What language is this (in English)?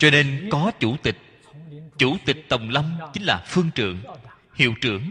Vietnamese